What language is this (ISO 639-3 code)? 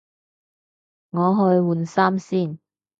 yue